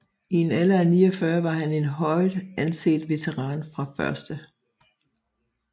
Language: Danish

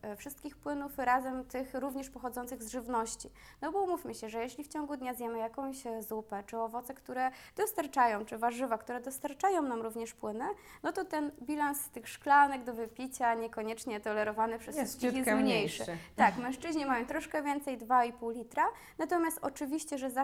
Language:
Polish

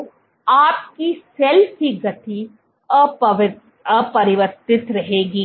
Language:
Hindi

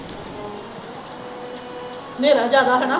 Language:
Punjabi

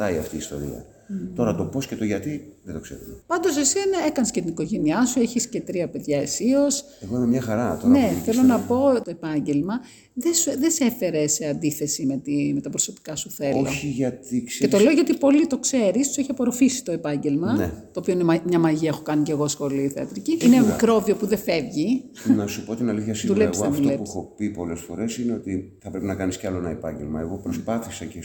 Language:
Greek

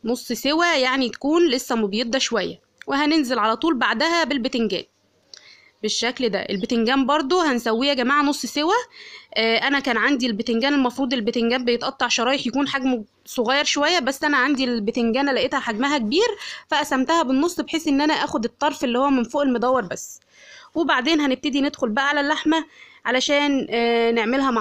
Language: Arabic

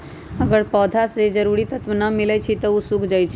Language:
Magahi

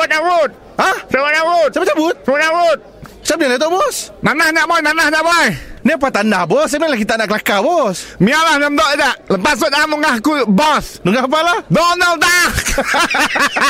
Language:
Malay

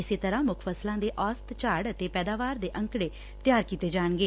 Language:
Punjabi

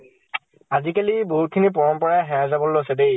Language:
Assamese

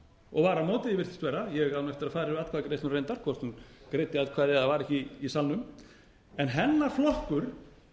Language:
Icelandic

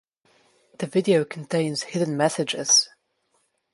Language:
English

